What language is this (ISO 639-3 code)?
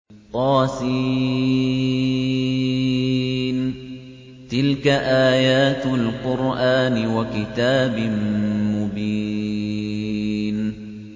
ara